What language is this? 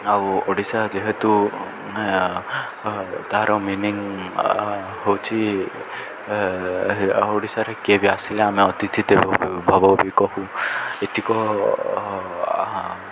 Odia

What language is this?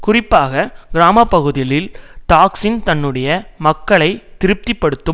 Tamil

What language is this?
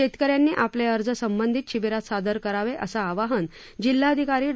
Marathi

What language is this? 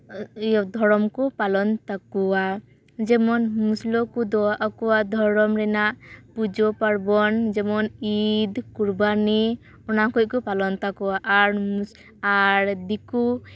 Santali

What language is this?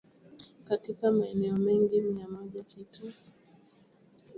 Swahili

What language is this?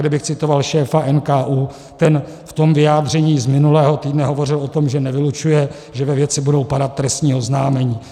Czech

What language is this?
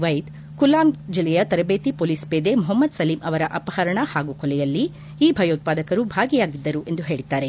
Kannada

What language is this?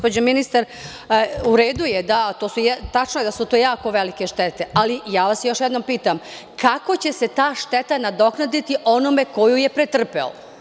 Serbian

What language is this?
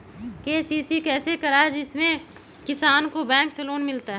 Magahi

